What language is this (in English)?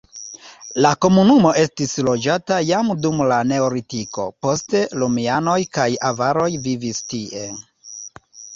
Esperanto